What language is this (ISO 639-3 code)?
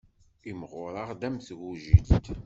kab